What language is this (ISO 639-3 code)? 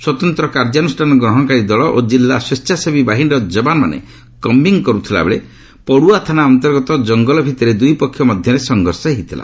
ori